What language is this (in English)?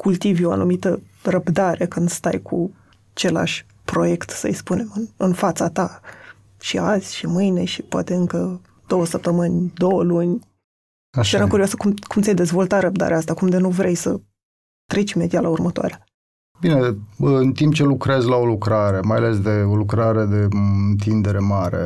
Romanian